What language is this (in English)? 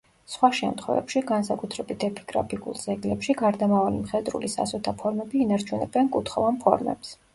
Georgian